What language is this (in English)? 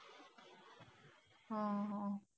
Marathi